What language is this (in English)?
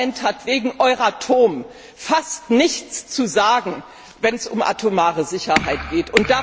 German